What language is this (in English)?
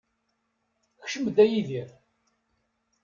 Kabyle